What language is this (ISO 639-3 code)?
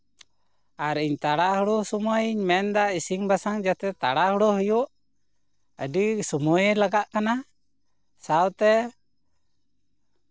sat